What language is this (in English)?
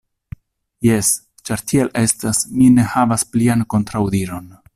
Esperanto